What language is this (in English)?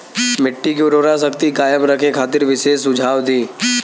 Bhojpuri